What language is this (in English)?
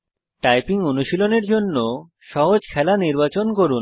Bangla